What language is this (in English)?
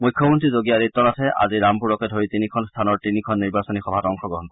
Assamese